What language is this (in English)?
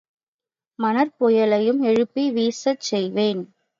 Tamil